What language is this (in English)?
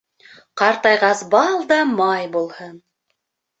Bashkir